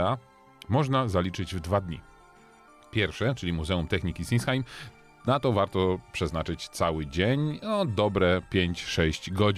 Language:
Polish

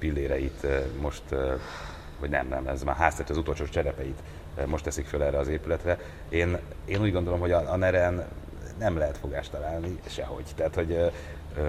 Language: Hungarian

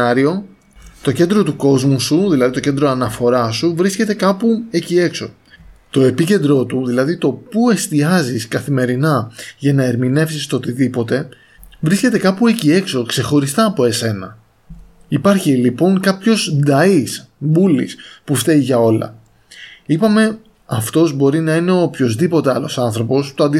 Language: Greek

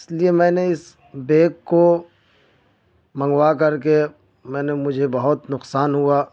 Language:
Urdu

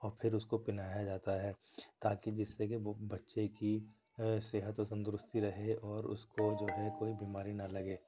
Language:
Urdu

